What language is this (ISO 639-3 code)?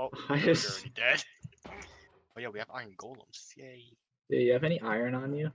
eng